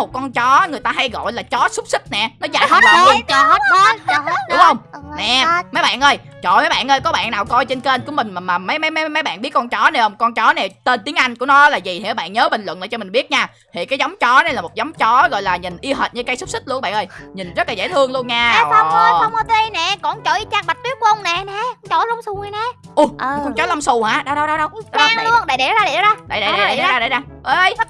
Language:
Vietnamese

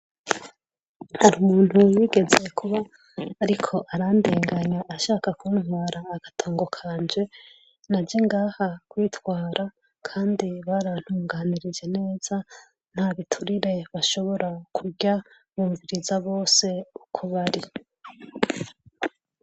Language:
Rundi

